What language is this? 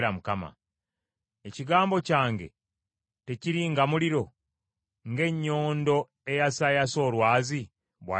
Ganda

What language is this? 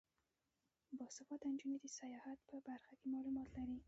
Pashto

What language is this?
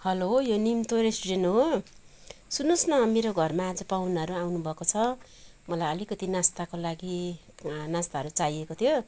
Nepali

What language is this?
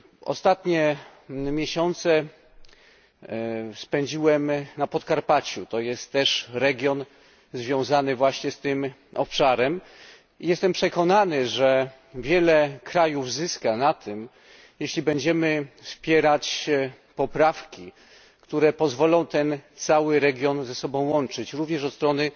Polish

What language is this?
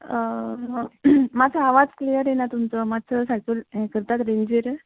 Konkani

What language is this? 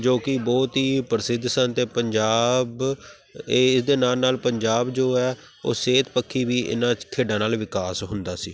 Punjabi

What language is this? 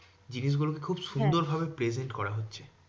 Bangla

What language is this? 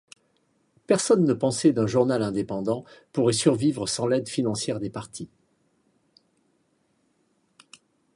French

